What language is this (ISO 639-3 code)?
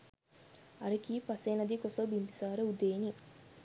sin